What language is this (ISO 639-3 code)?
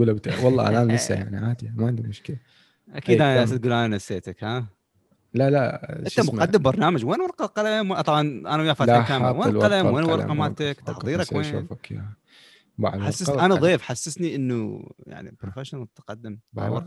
ara